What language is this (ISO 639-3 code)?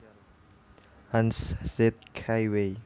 jav